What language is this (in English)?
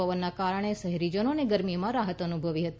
Gujarati